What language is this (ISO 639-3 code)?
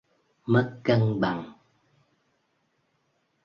vie